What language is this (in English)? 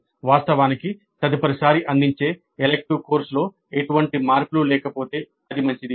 Telugu